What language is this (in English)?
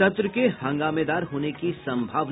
Hindi